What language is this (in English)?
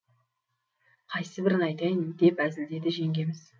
Kazakh